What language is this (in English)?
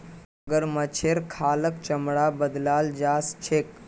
Magahi